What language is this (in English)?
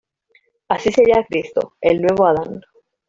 Spanish